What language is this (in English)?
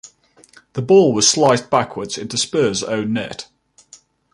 English